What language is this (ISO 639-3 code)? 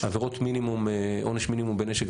heb